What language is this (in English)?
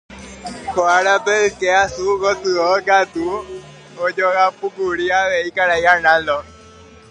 Guarani